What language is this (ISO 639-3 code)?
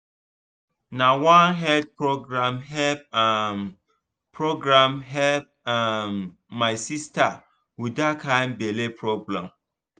pcm